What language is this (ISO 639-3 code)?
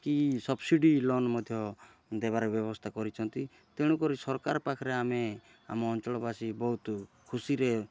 ori